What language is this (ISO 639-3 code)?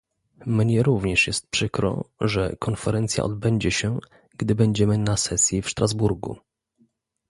pol